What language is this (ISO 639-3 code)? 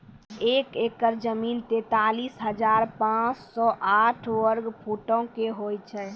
mai